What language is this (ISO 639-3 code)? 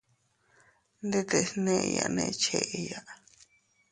cut